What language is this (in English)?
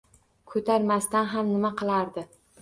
Uzbek